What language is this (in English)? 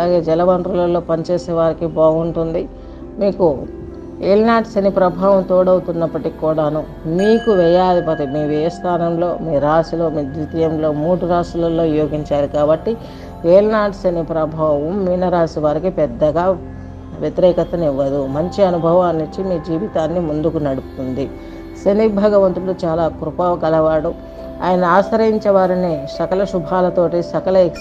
Telugu